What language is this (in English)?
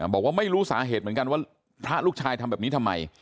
Thai